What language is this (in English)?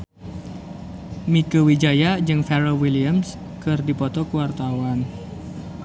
Sundanese